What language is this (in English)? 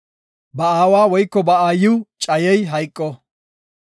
Gofa